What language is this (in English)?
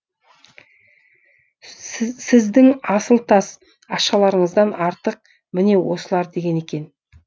Kazakh